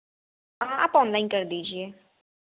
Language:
Hindi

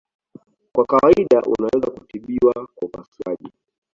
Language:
Swahili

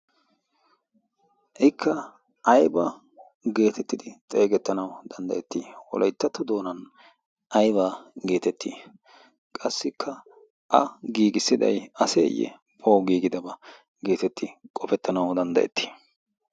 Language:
Wolaytta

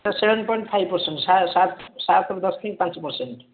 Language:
Odia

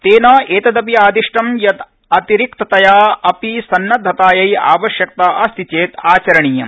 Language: Sanskrit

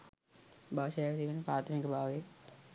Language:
Sinhala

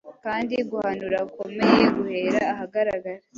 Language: Kinyarwanda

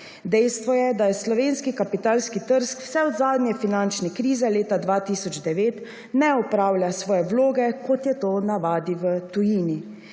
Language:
Slovenian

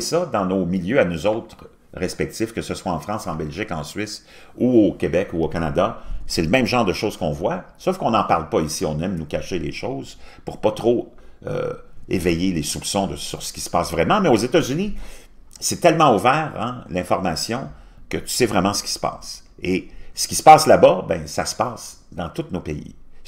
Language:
French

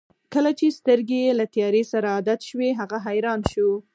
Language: Pashto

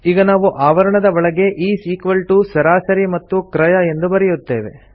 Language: Kannada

